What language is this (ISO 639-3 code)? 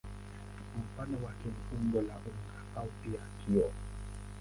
swa